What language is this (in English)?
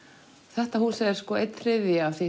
Icelandic